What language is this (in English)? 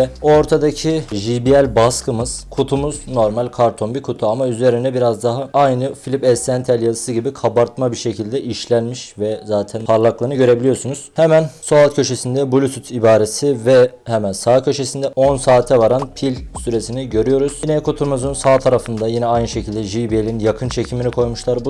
Turkish